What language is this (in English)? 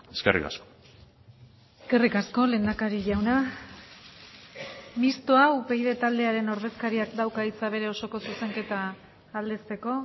Basque